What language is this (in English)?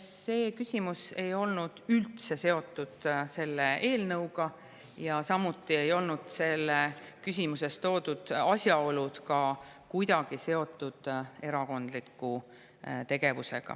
Estonian